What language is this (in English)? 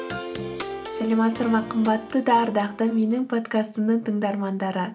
Kazakh